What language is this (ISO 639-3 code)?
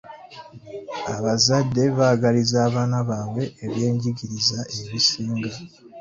lug